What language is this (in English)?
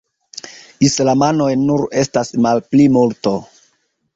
Esperanto